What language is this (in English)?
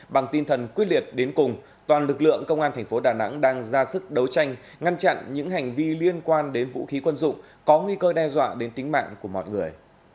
Vietnamese